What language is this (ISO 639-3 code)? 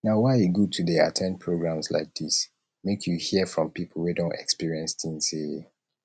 pcm